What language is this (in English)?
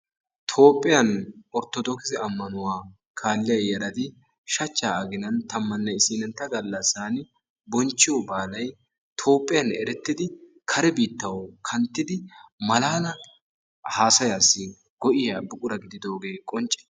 Wolaytta